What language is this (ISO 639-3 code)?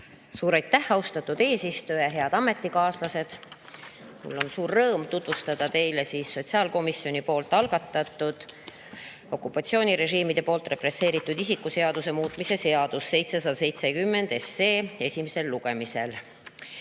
est